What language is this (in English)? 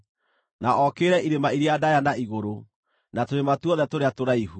Kikuyu